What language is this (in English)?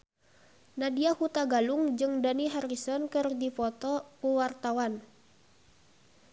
Sundanese